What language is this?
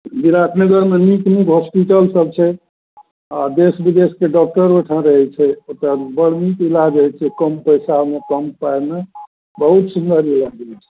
Maithili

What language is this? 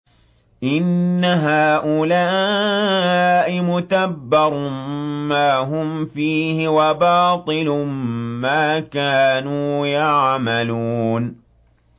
Arabic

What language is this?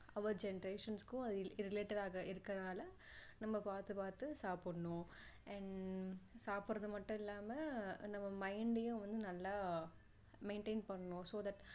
Tamil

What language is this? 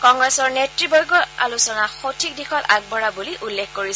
Assamese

